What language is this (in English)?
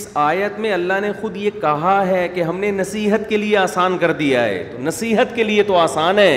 Urdu